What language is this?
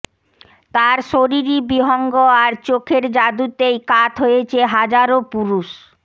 Bangla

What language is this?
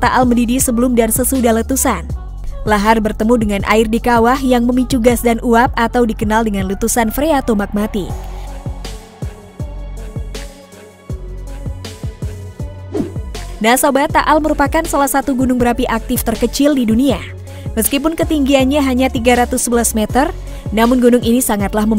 Indonesian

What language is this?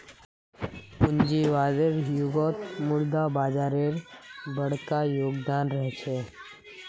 Magahi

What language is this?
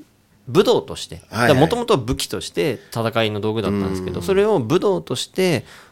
Japanese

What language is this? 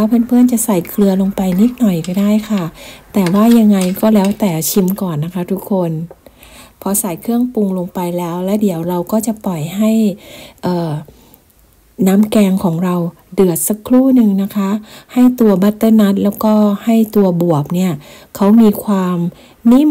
Thai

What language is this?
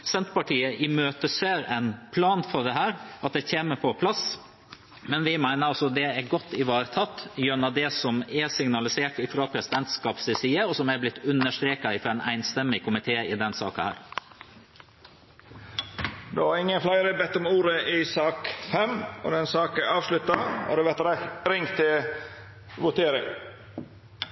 Norwegian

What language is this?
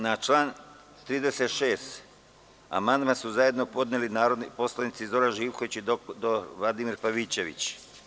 Serbian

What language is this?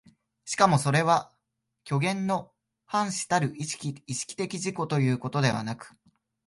Japanese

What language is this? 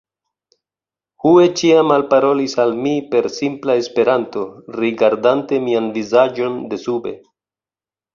Esperanto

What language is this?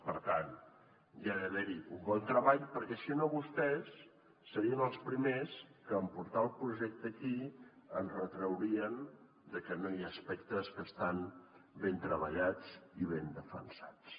Catalan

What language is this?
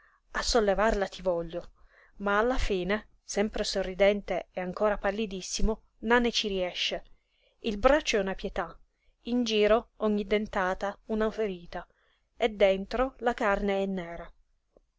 Italian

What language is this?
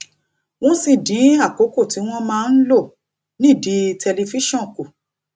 Yoruba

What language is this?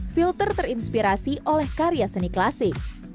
Indonesian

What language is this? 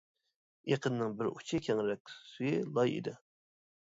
Uyghur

